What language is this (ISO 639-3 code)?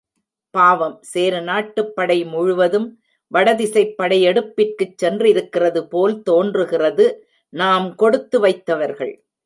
tam